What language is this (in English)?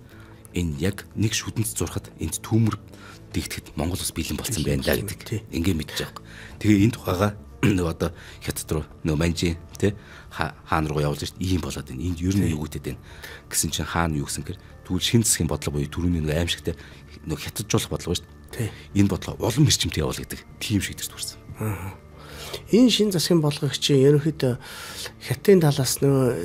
Turkish